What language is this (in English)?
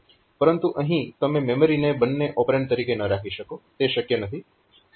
Gujarati